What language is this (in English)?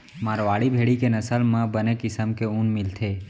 Chhattisgarhi